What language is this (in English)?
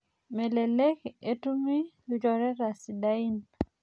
Masai